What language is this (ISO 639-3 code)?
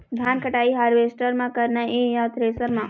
hne